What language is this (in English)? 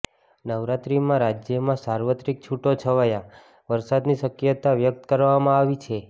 Gujarati